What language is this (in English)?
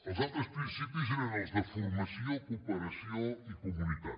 Catalan